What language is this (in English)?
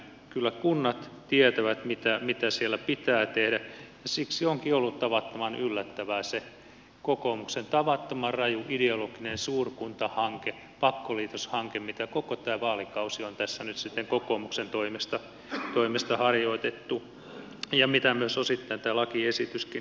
Finnish